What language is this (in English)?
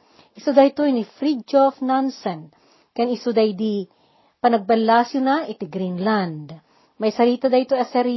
Filipino